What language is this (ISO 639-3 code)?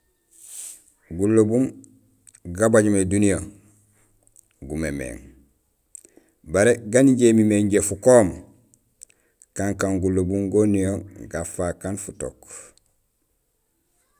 gsl